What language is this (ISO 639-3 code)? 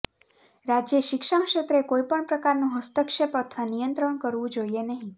guj